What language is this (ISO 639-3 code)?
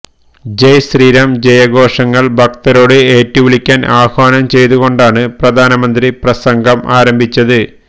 mal